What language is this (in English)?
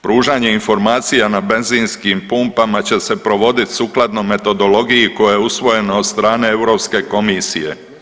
Croatian